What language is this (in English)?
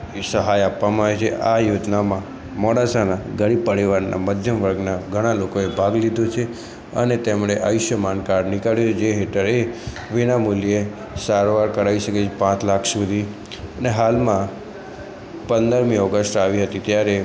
Gujarati